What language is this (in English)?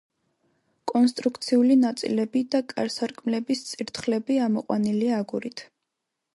Georgian